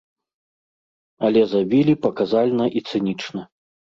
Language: Belarusian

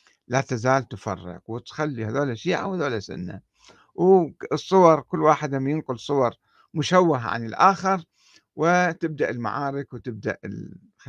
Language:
Arabic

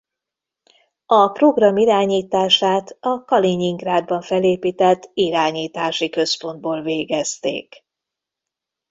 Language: Hungarian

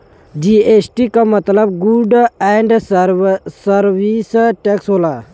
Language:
Bhojpuri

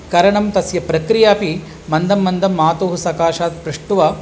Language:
Sanskrit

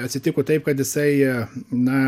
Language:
Lithuanian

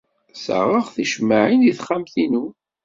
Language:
Kabyle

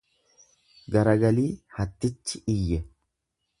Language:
Oromo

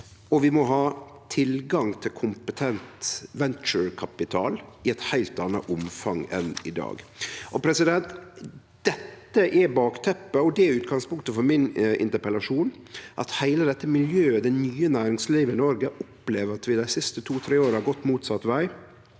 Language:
Norwegian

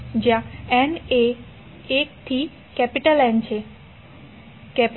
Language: Gujarati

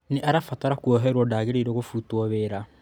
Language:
Kikuyu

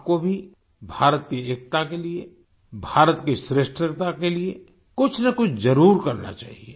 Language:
Hindi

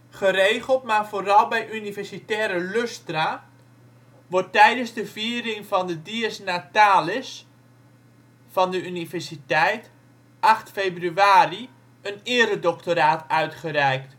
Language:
Dutch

